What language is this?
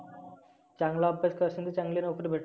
Marathi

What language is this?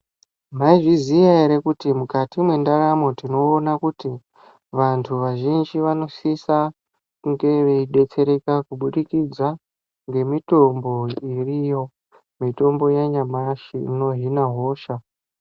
Ndau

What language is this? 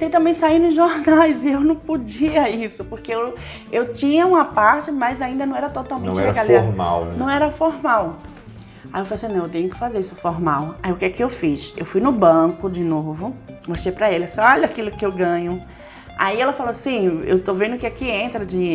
Portuguese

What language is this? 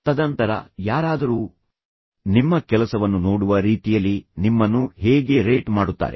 Kannada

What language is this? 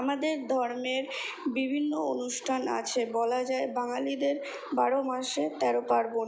Bangla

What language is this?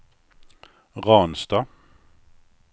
Swedish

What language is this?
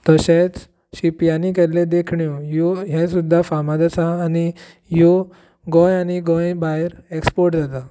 Konkani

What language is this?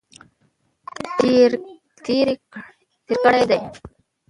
Pashto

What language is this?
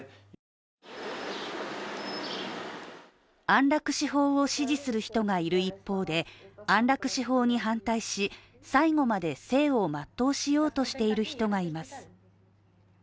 Japanese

